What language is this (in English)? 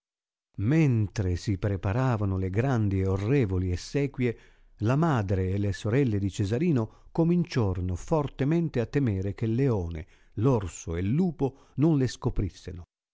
Italian